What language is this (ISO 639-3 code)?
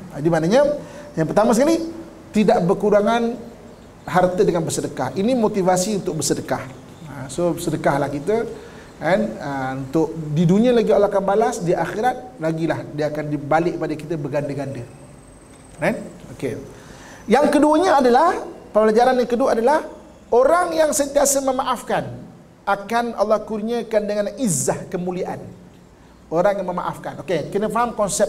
msa